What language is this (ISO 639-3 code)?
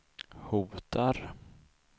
swe